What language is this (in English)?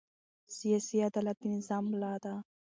Pashto